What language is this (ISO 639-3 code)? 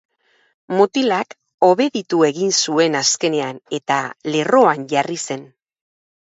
eus